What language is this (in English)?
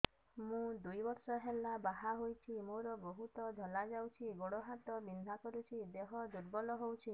Odia